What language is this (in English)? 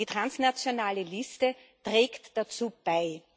German